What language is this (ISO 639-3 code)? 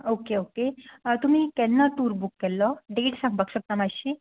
kok